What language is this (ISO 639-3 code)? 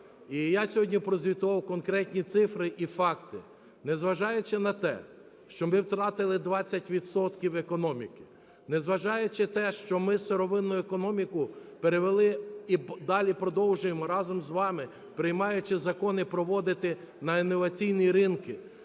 ukr